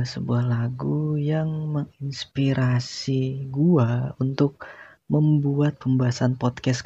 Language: Indonesian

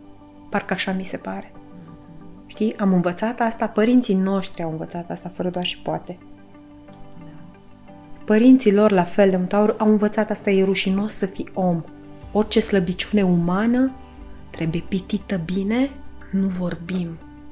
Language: Romanian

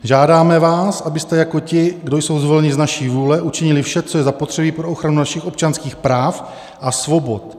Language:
Czech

